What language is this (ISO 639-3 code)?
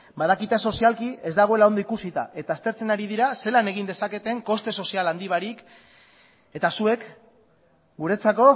eus